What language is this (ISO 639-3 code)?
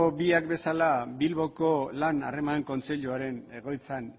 eus